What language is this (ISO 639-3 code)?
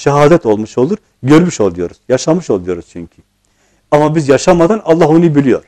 tur